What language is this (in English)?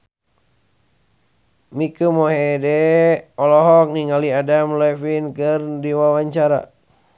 Sundanese